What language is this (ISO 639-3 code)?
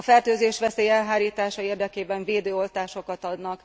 hun